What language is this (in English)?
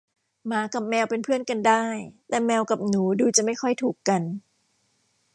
Thai